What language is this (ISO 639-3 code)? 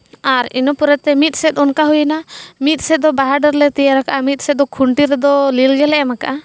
sat